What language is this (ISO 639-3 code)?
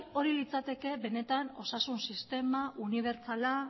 eus